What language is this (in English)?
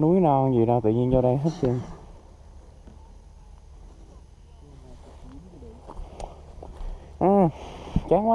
Vietnamese